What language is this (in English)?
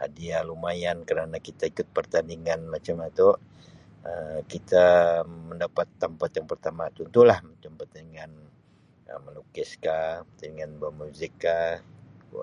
Sabah Malay